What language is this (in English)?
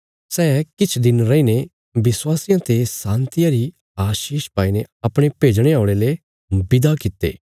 Bilaspuri